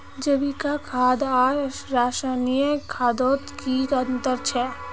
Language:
Magahi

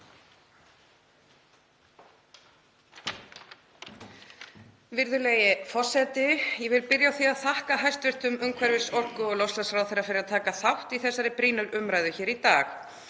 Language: Icelandic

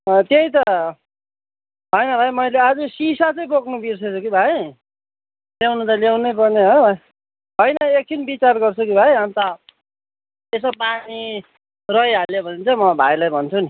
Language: Nepali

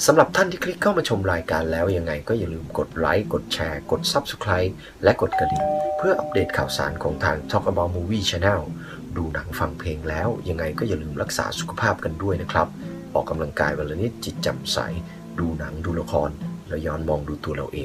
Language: Thai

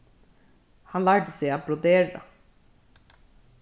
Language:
Faroese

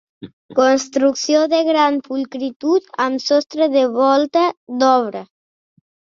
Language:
Catalan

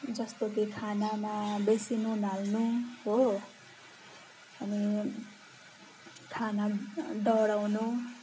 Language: Nepali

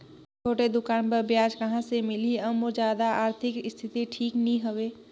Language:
Chhattisgarhi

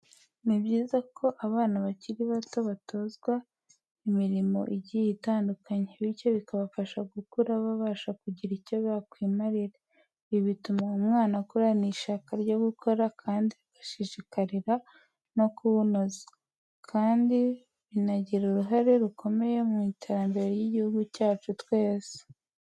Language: Kinyarwanda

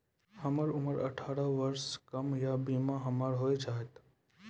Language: Maithili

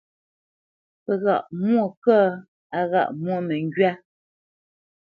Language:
Bamenyam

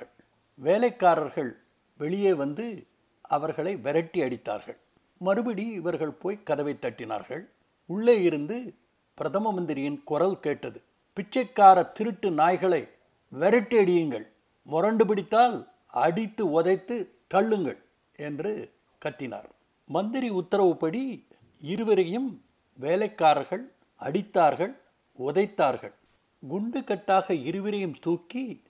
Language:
Tamil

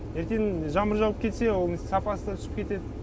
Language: Kazakh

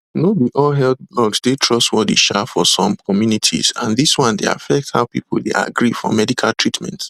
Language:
Nigerian Pidgin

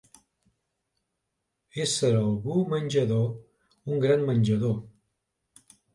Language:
Catalan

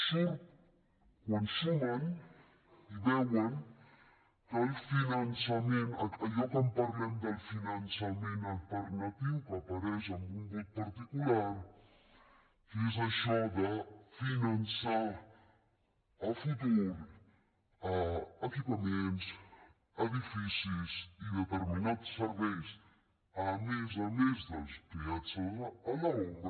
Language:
Catalan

